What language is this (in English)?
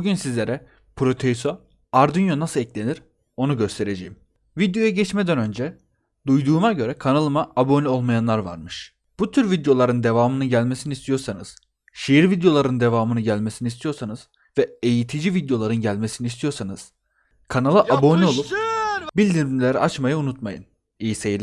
Turkish